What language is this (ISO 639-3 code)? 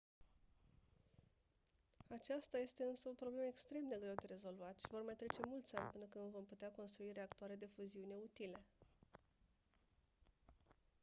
ron